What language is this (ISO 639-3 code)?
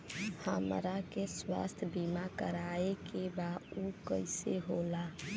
bho